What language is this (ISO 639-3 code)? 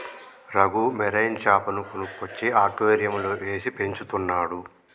tel